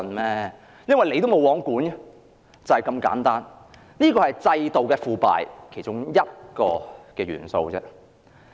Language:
Cantonese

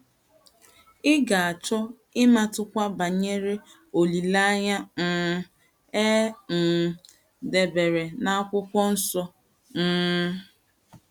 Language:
Igbo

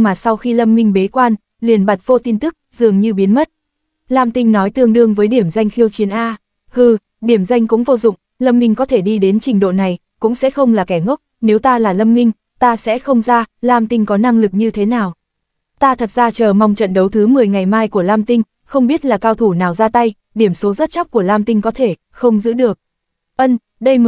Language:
Vietnamese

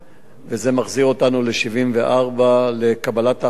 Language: Hebrew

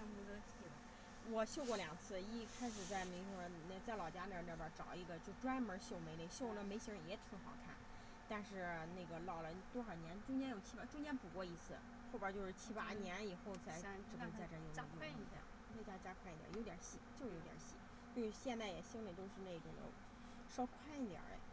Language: Chinese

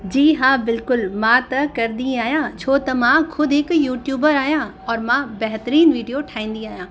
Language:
Sindhi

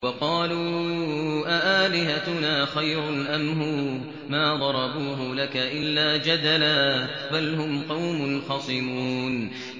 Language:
Arabic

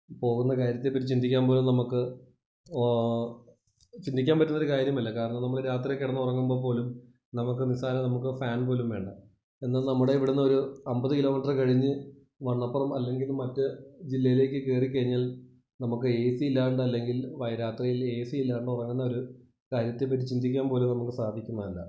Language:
Malayalam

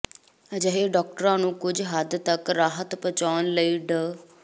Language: Punjabi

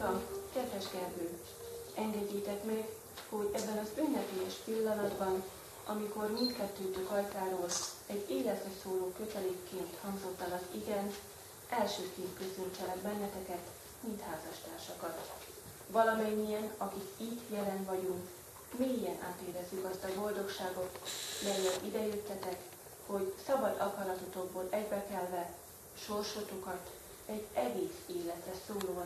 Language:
Hungarian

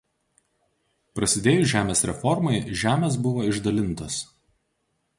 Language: Lithuanian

